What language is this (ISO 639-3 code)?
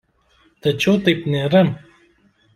lit